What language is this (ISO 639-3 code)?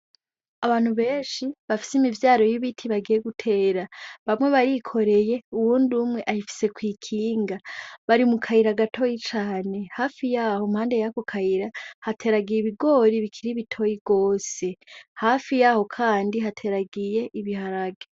run